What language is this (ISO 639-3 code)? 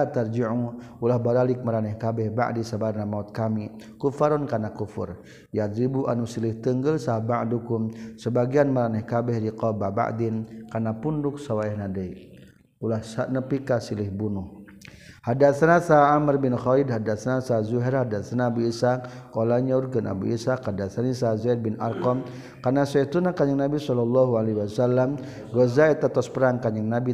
msa